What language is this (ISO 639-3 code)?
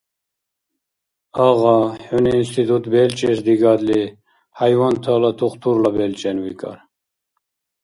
dar